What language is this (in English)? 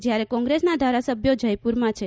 Gujarati